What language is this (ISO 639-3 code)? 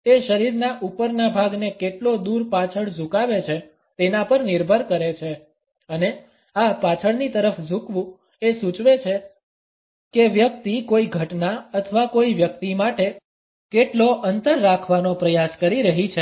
guj